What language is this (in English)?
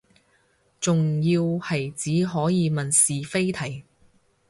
Cantonese